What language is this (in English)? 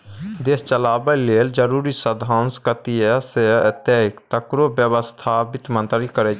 Maithili